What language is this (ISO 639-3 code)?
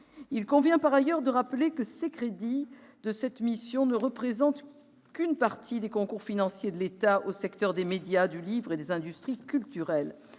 fra